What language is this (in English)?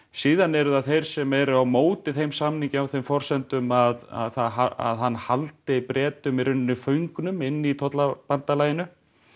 Icelandic